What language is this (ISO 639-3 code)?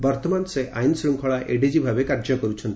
ori